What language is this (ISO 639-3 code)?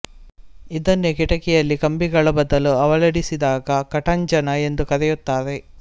kan